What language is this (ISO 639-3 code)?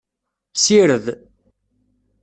kab